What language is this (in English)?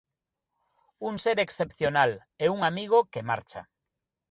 Galician